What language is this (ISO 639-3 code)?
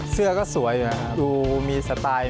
tha